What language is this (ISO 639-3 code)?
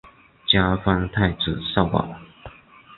zho